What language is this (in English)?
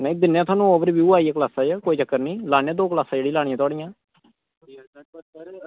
Dogri